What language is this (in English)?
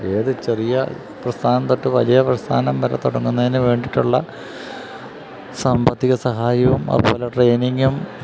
Malayalam